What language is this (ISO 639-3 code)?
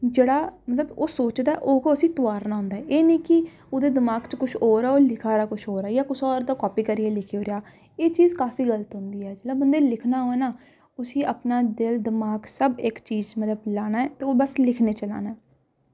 doi